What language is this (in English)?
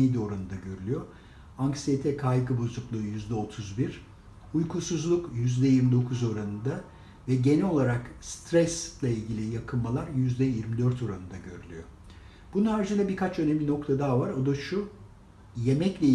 Turkish